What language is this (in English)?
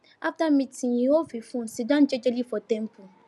Nigerian Pidgin